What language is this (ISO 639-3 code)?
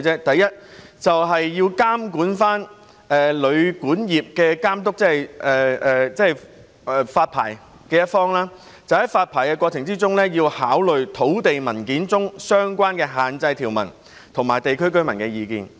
yue